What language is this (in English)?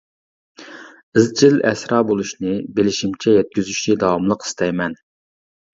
Uyghur